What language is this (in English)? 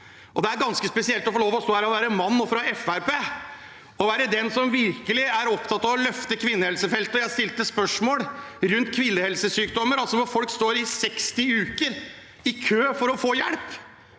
Norwegian